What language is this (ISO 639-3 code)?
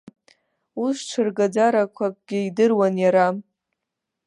abk